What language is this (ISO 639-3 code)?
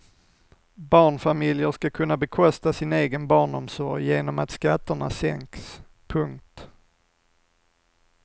swe